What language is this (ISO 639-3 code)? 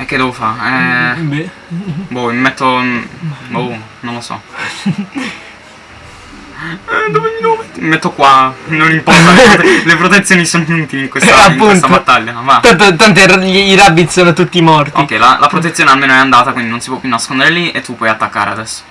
ita